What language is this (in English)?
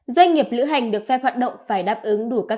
Vietnamese